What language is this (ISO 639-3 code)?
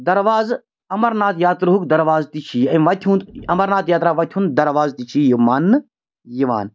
kas